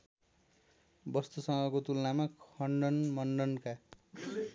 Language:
Nepali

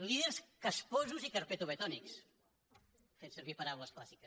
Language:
Catalan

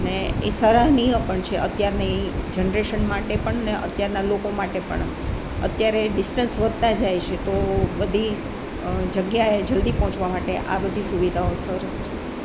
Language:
Gujarati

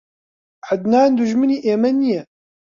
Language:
Central Kurdish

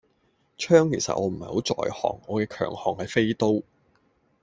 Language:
Cantonese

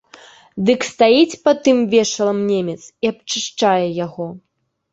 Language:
Belarusian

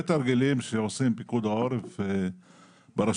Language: Hebrew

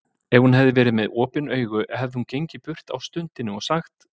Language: Icelandic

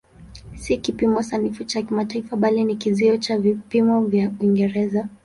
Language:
Swahili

